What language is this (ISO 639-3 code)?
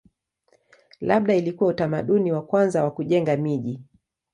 swa